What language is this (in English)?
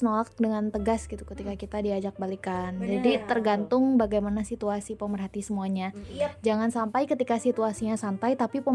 Indonesian